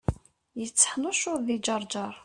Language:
Kabyle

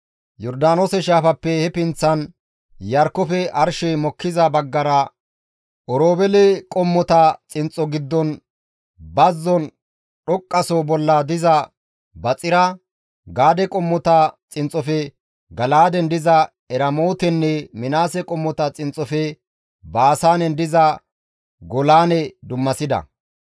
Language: Gamo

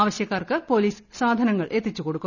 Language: Malayalam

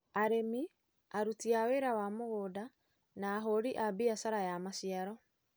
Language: Kikuyu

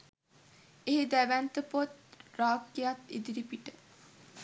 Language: Sinhala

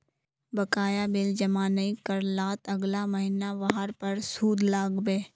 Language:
Magahi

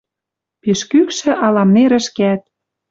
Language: Western Mari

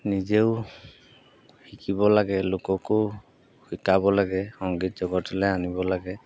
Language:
Assamese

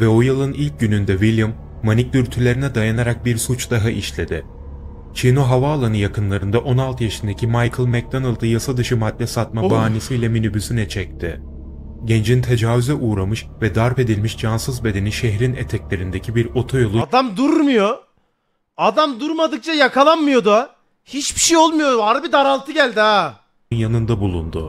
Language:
Turkish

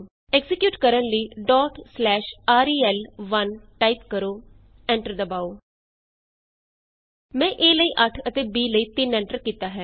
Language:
Punjabi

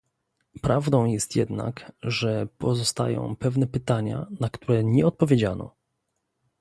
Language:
Polish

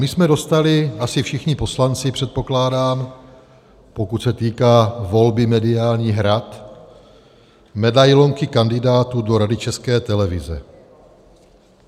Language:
Czech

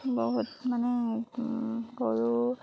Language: Assamese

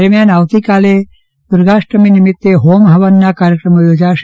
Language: Gujarati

